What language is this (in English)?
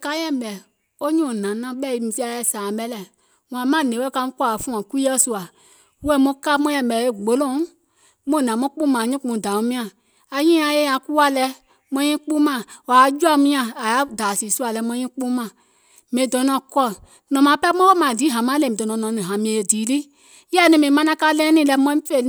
Gola